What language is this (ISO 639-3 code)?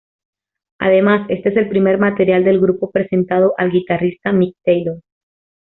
spa